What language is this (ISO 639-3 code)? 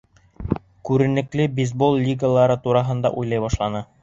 bak